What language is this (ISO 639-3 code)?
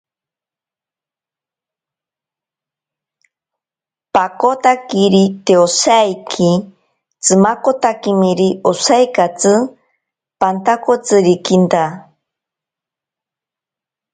prq